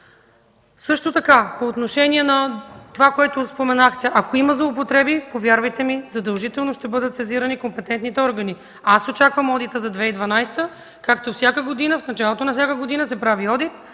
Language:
Bulgarian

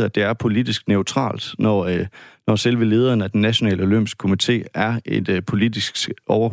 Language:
Danish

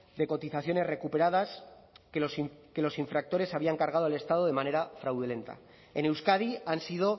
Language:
Spanish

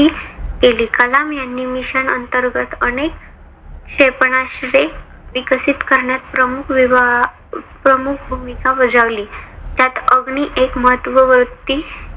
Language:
Marathi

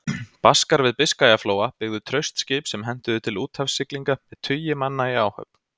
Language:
Icelandic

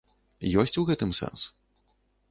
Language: Belarusian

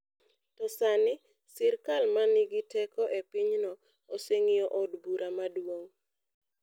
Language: Luo (Kenya and Tanzania)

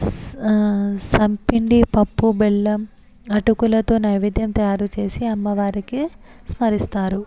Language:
Telugu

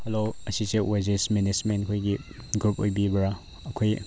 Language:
Manipuri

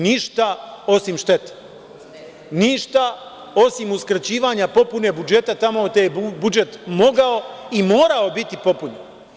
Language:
Serbian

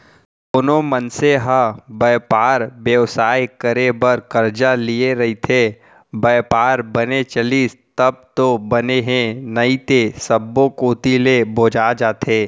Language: Chhattisgarhi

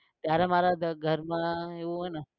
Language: Gujarati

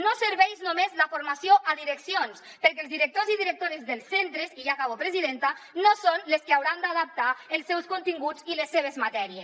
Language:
Catalan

